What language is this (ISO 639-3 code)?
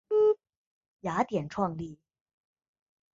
zho